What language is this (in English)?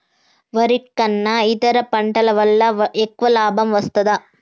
Telugu